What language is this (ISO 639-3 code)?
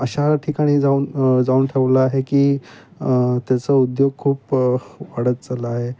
mar